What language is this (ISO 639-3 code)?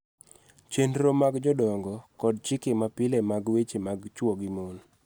luo